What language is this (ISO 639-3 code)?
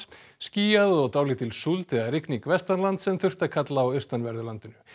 isl